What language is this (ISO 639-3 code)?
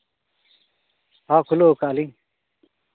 sat